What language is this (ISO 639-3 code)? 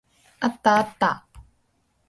jpn